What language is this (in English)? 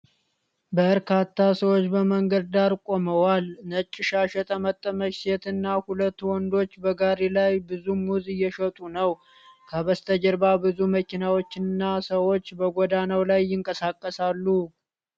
Amharic